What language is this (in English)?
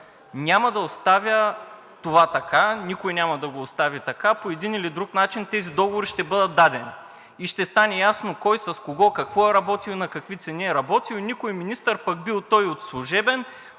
Bulgarian